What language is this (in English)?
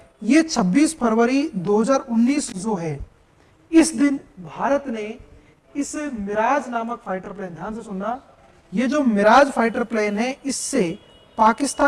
Hindi